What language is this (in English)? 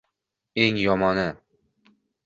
Uzbek